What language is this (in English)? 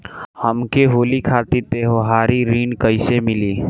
Bhojpuri